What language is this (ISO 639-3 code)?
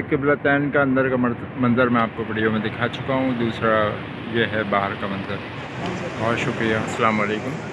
urd